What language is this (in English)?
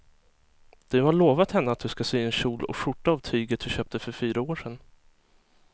Swedish